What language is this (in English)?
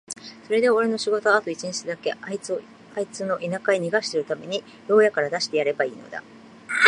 Japanese